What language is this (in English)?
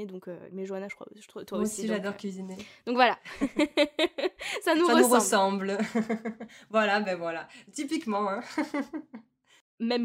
French